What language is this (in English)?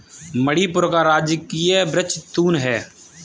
Hindi